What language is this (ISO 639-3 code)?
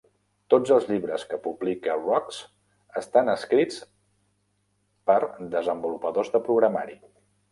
cat